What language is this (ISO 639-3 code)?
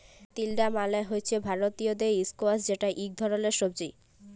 ben